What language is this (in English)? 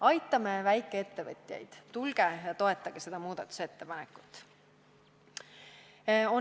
Estonian